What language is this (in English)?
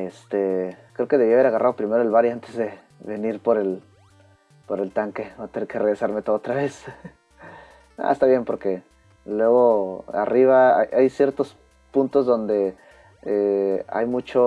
Spanish